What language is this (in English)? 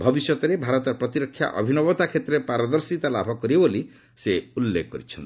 Odia